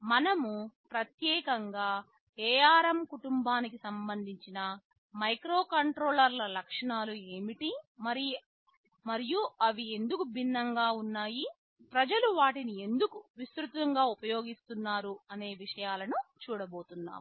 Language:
Telugu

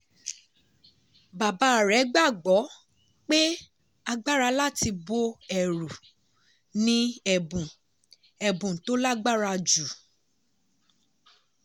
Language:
Yoruba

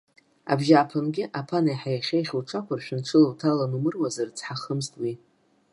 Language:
Abkhazian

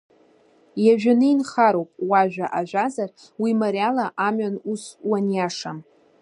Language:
Abkhazian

